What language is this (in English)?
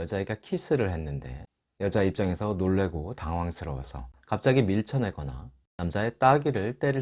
Korean